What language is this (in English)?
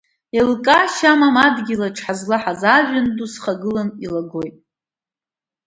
Abkhazian